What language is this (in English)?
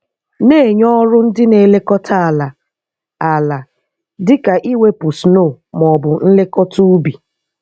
Igbo